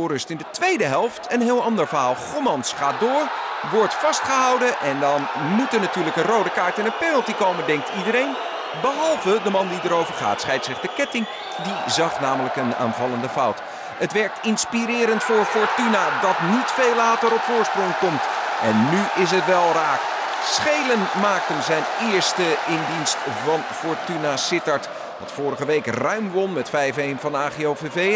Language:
Dutch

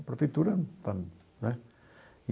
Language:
Portuguese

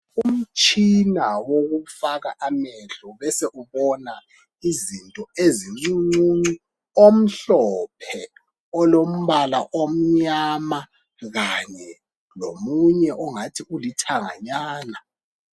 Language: North Ndebele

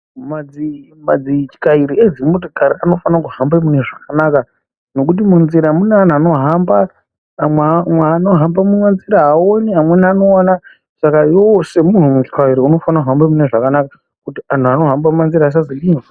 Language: Ndau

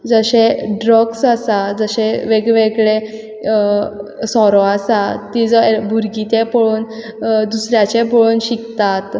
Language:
Konkani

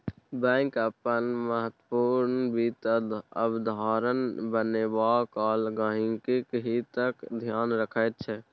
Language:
Maithili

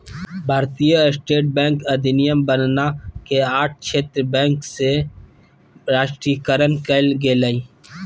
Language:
Magahi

